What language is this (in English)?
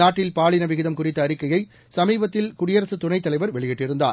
Tamil